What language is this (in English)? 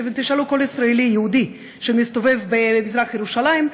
Hebrew